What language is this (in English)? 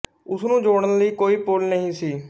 Punjabi